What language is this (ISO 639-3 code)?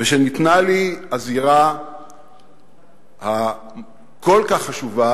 heb